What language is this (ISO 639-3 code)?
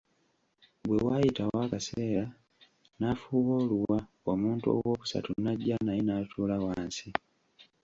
lug